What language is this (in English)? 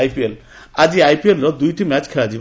Odia